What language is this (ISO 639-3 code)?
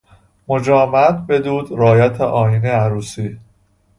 fas